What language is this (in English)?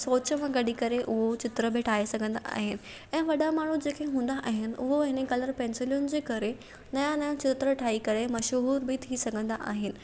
Sindhi